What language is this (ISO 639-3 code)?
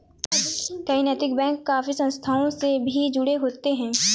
hin